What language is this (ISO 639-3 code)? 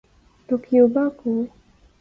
urd